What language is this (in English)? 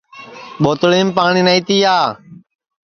Sansi